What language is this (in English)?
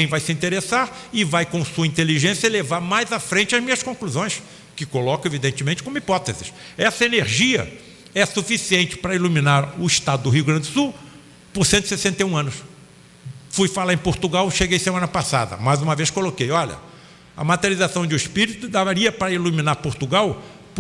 Portuguese